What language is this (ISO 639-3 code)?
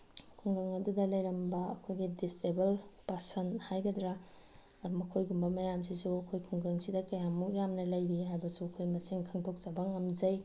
mni